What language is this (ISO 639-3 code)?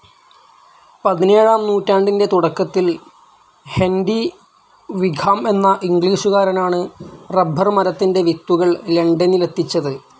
mal